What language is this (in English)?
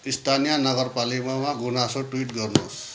Nepali